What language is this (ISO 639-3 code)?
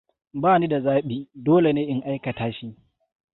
hau